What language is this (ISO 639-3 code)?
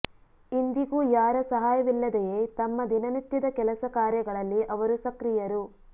kan